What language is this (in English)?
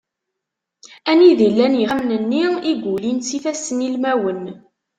Kabyle